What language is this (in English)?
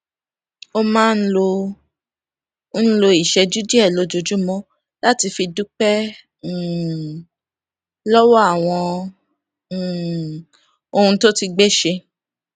Yoruba